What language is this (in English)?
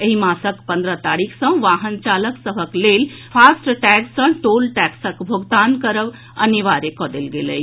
Maithili